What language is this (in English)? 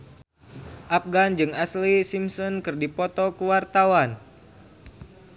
Sundanese